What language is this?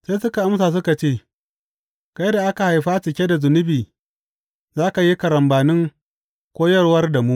Hausa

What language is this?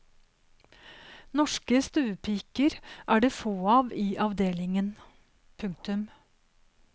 Norwegian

